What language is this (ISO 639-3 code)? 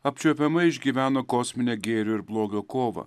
lit